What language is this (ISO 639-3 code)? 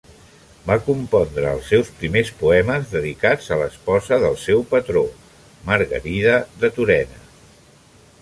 cat